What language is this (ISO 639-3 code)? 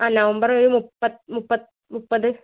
mal